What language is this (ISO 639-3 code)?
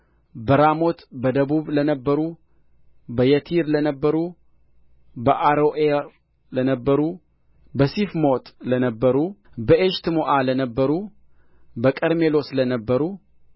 amh